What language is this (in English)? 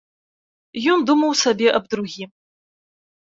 Belarusian